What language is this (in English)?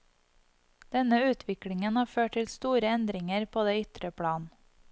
Norwegian